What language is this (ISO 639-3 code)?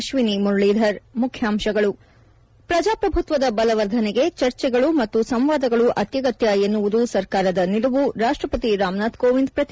kan